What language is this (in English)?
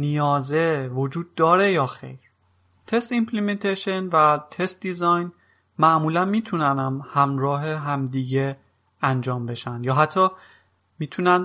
Persian